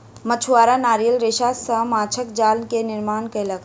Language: Maithili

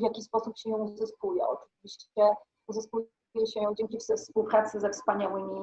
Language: Polish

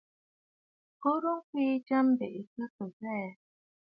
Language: Bafut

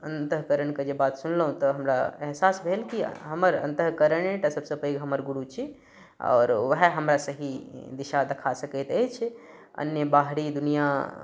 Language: Maithili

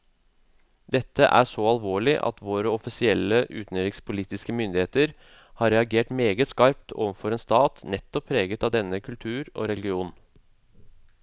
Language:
Norwegian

